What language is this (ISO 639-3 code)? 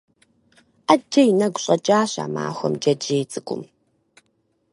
kbd